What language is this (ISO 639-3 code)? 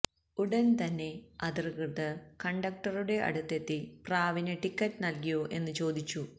mal